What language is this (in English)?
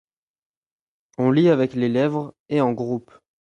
French